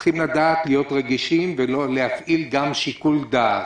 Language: Hebrew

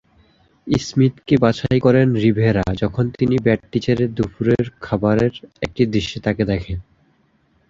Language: Bangla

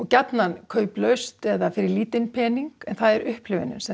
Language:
Icelandic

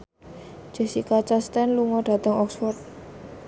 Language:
Javanese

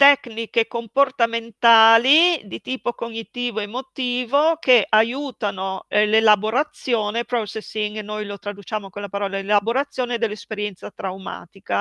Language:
Italian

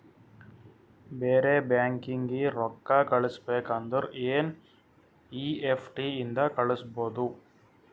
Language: Kannada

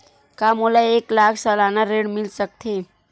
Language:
Chhattisgarhi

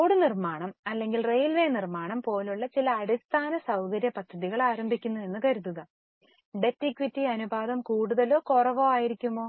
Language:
Malayalam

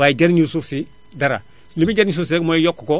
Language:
Wolof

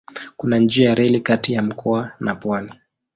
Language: Swahili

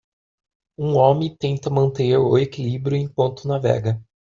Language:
Portuguese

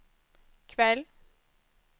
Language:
Swedish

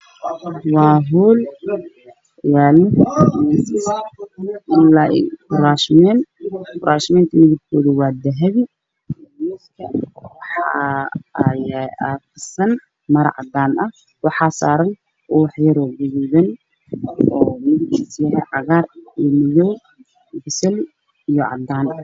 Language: Somali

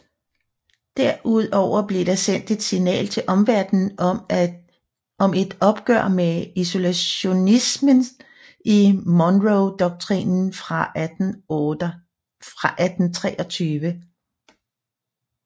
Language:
Danish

